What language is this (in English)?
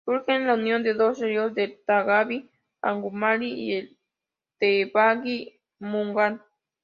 Spanish